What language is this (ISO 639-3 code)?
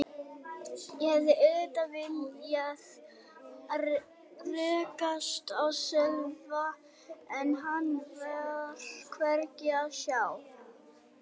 isl